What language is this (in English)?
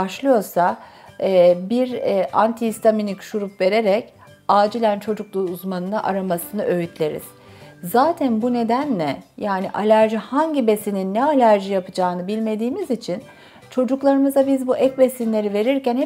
Turkish